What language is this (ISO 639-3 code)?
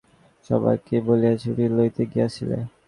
ben